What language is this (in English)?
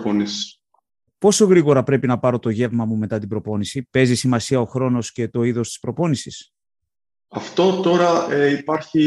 Greek